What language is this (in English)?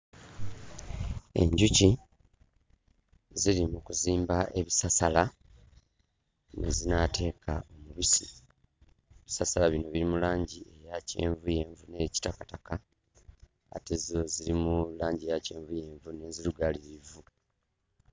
Ganda